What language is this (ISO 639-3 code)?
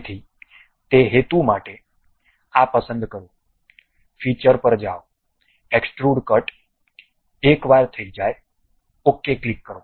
guj